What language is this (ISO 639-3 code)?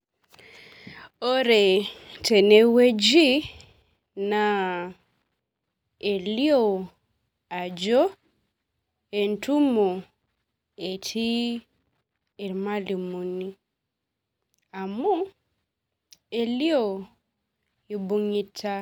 mas